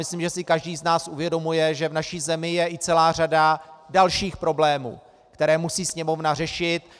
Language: Czech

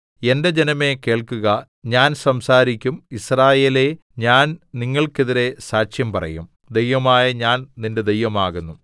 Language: Malayalam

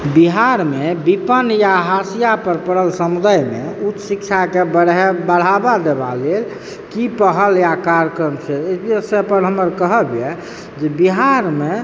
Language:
Maithili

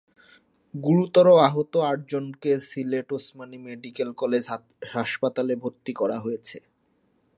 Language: Bangla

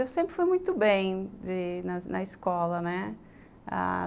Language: Portuguese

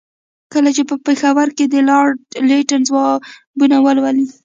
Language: Pashto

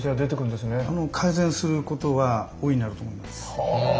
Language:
Japanese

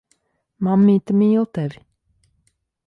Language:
Latvian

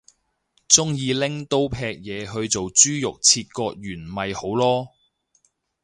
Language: Cantonese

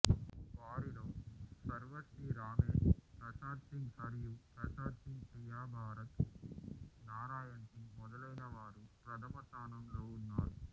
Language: Telugu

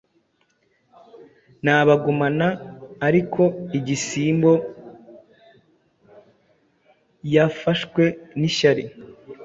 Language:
Kinyarwanda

